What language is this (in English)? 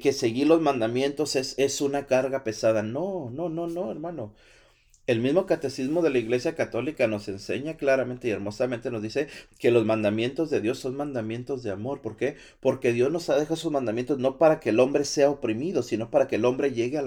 Spanish